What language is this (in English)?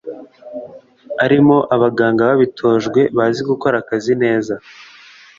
Kinyarwanda